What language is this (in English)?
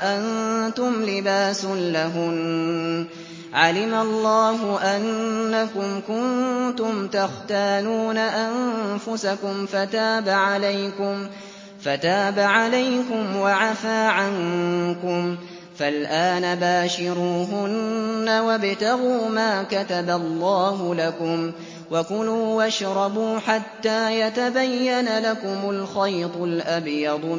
Arabic